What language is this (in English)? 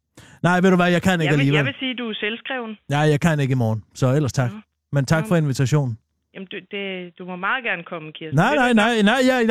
Danish